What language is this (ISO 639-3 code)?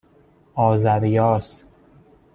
fas